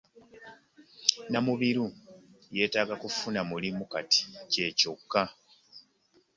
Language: Ganda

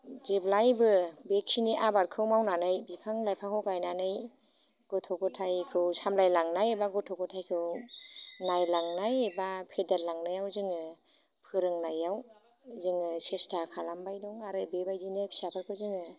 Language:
Bodo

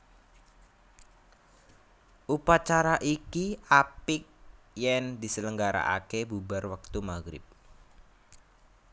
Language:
Javanese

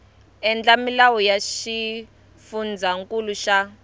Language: Tsonga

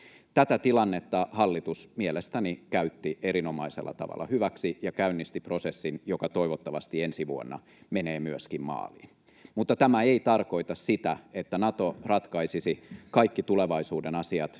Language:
Finnish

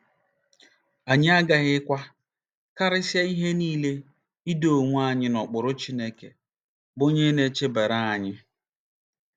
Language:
Igbo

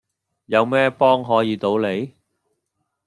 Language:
Cantonese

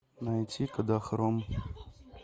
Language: Russian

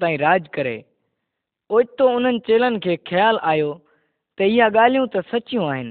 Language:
Kannada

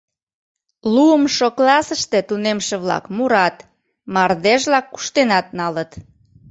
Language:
Mari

